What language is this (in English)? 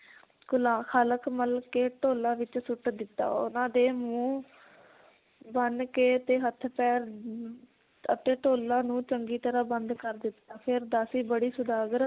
Punjabi